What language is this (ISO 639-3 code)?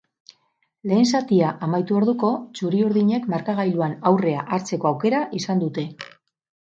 eus